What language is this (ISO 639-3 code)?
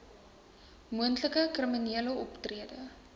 afr